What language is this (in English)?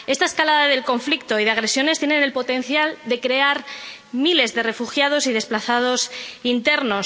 Spanish